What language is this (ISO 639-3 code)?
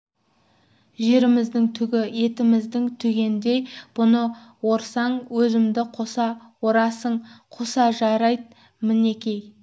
kaz